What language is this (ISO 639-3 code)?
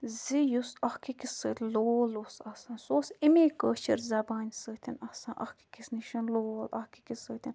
kas